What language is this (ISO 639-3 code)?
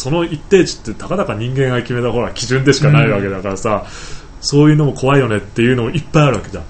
jpn